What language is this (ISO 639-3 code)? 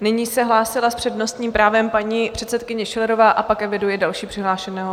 ces